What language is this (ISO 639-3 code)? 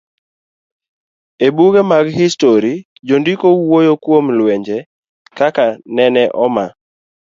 luo